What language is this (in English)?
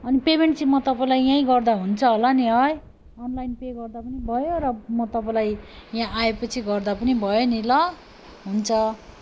Nepali